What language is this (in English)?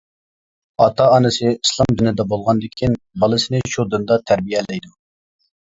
Uyghur